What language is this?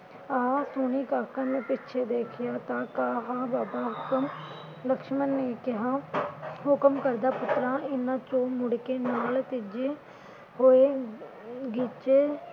Punjabi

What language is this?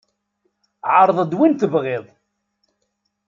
Kabyle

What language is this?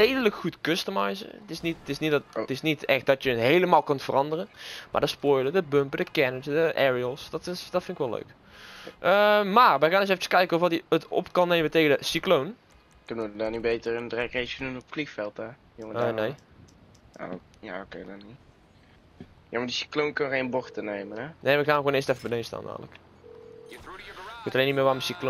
Dutch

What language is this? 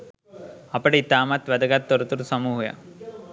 Sinhala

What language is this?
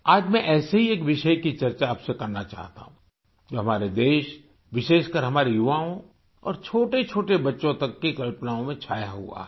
Hindi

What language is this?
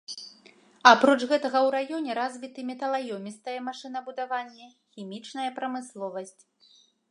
Belarusian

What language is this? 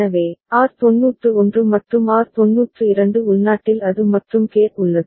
Tamil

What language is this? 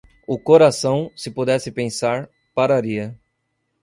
Portuguese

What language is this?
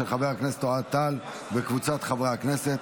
Hebrew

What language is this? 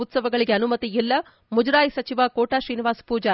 Kannada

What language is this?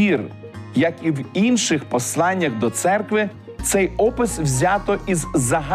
Ukrainian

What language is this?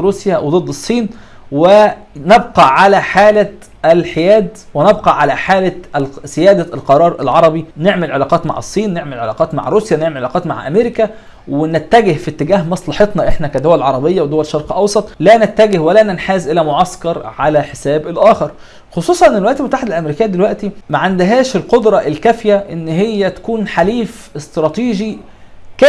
Arabic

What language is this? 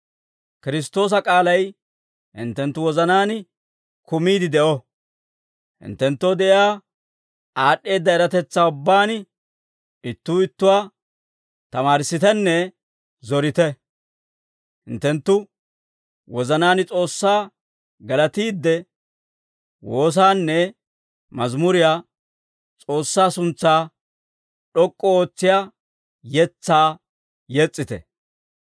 Dawro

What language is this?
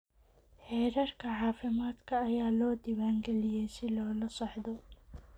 Somali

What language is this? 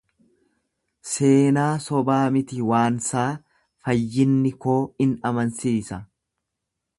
Oromo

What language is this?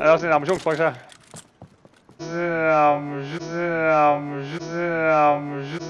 Danish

